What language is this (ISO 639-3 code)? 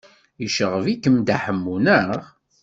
kab